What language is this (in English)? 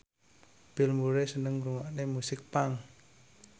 Javanese